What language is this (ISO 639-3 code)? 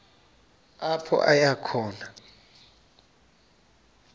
xho